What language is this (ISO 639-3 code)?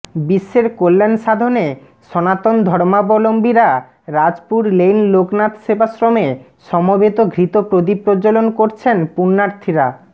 ben